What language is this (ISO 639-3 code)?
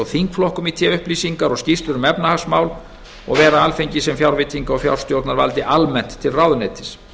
isl